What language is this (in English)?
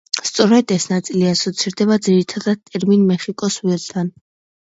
Georgian